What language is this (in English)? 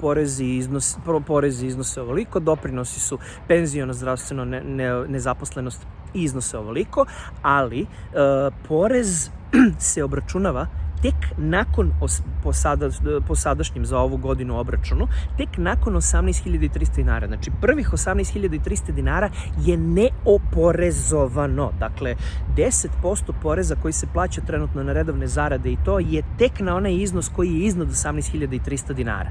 Serbian